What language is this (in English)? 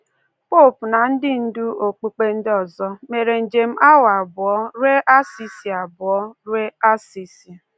Igbo